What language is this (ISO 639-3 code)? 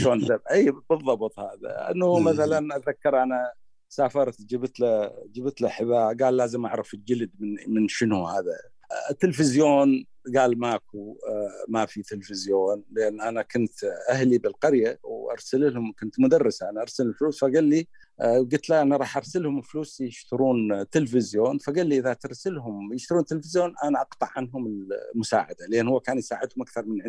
ara